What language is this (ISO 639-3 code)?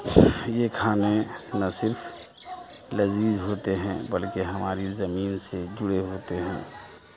urd